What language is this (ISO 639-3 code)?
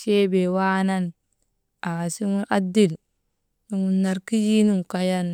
mde